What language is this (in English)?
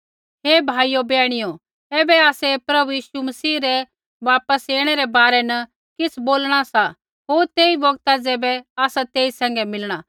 Kullu Pahari